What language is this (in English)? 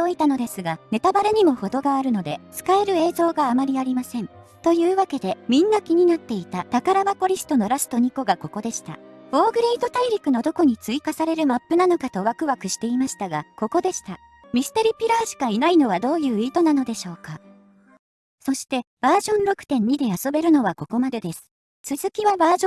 Japanese